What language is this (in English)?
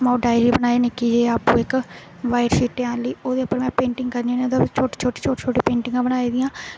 Dogri